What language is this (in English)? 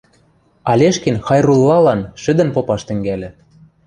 Western Mari